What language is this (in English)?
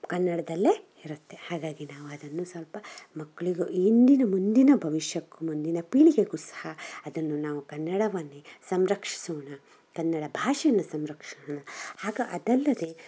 Kannada